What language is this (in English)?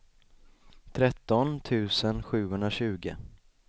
Swedish